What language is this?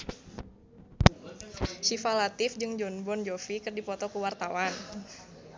Sundanese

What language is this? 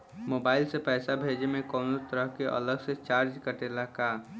Bhojpuri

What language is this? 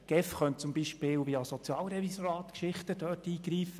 Swiss German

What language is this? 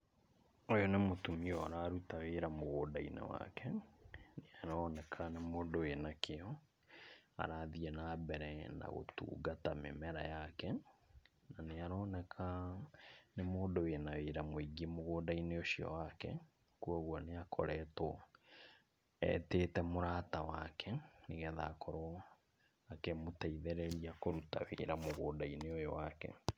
Kikuyu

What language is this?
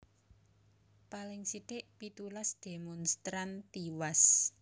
Javanese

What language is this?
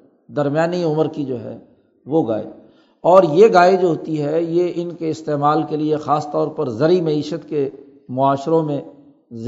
Urdu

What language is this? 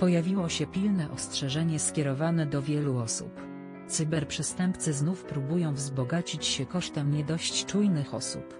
Polish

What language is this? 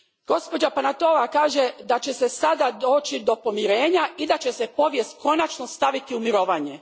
Croatian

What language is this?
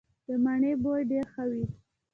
Pashto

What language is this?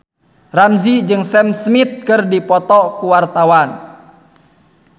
Sundanese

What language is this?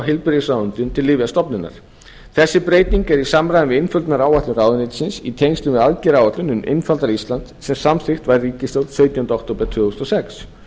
Icelandic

